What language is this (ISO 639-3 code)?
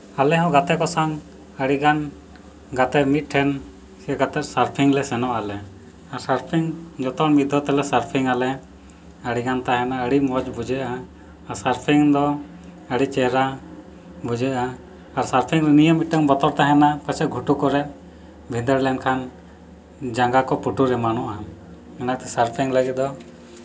sat